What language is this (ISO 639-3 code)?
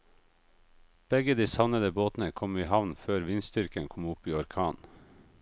nor